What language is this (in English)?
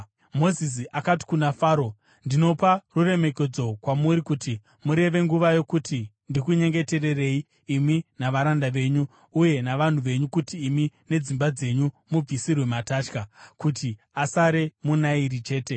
Shona